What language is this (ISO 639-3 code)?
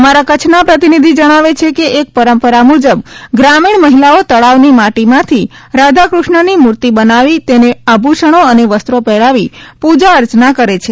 guj